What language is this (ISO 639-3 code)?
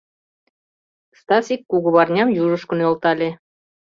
chm